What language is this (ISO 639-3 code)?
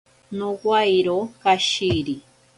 prq